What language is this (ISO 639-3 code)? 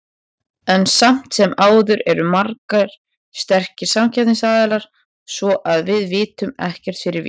isl